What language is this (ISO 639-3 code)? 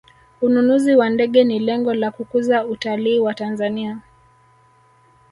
swa